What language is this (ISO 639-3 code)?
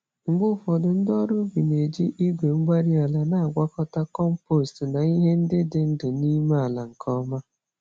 ibo